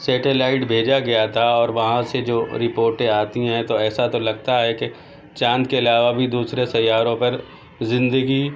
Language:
Urdu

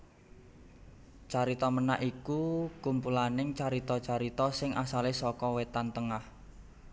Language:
Javanese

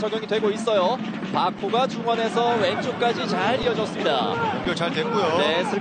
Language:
Korean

